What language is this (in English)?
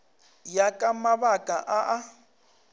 Northern Sotho